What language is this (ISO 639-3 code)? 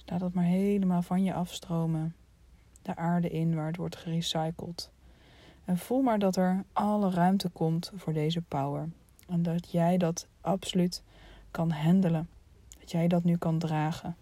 nld